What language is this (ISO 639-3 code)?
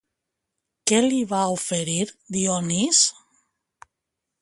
cat